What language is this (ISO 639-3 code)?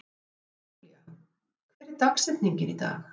isl